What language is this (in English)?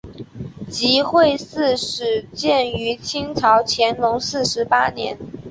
Chinese